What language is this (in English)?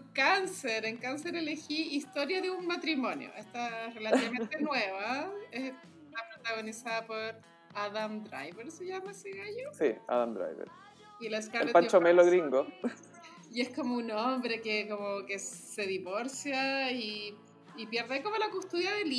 Spanish